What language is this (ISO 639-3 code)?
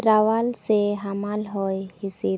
sat